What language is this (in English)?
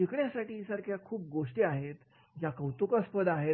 Marathi